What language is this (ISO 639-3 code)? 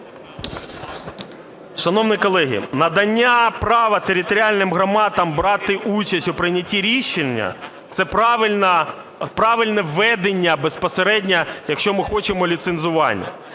ukr